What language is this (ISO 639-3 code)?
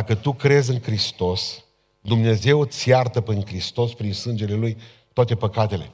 ron